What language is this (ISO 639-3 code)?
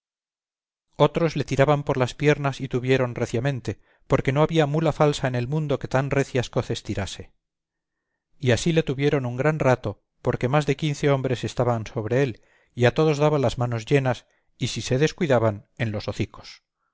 spa